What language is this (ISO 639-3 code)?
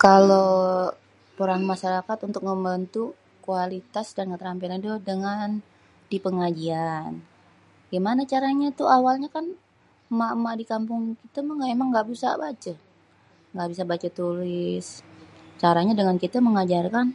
bew